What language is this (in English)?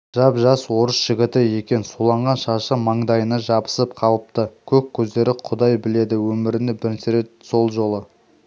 Kazakh